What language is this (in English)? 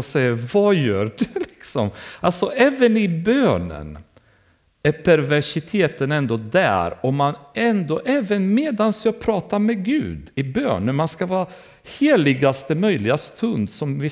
Swedish